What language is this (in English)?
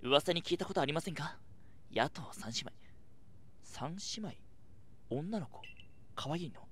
Japanese